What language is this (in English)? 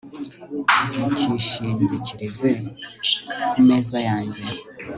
Kinyarwanda